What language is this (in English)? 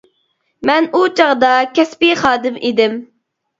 Uyghur